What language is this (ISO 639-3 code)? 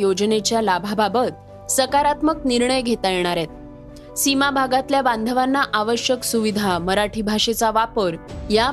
mar